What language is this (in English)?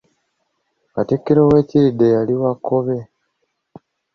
Ganda